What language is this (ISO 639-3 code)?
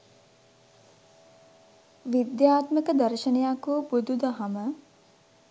sin